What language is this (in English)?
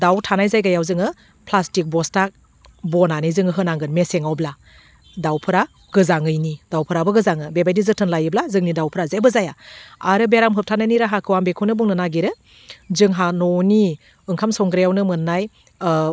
Bodo